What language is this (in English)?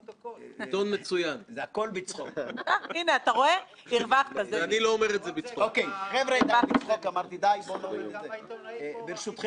Hebrew